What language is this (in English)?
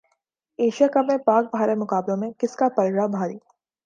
Urdu